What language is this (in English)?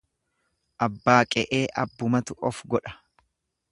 Oromo